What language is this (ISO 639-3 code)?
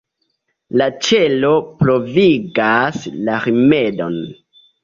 epo